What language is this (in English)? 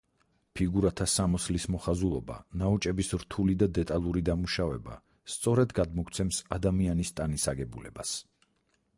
Georgian